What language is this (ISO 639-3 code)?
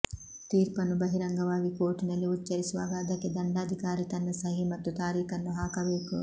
kan